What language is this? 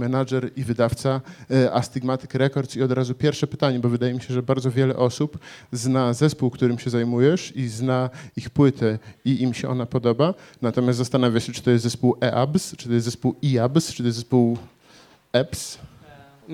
Polish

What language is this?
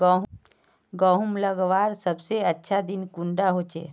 Magahi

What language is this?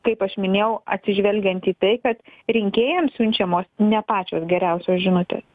Lithuanian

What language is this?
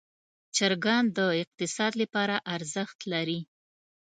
Pashto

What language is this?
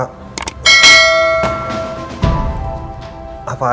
Indonesian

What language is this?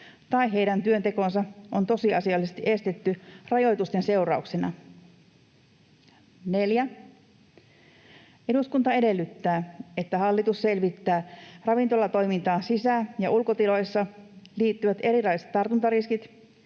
Finnish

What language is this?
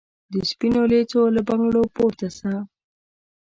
Pashto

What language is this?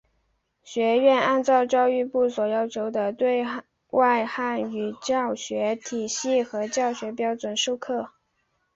Chinese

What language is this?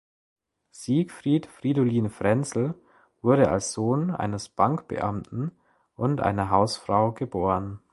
German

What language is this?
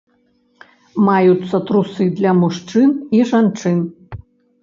Belarusian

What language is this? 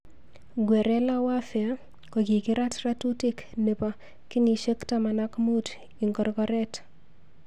Kalenjin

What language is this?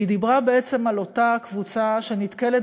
Hebrew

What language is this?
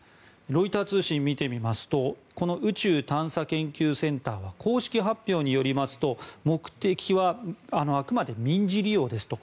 Japanese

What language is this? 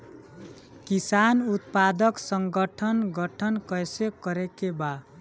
Bhojpuri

